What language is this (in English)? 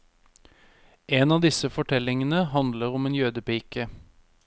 Norwegian